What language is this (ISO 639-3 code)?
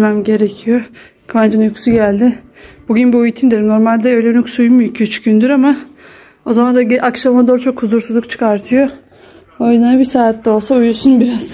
tur